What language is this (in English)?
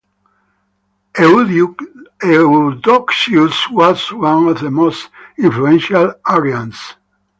English